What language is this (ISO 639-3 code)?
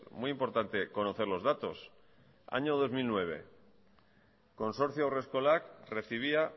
spa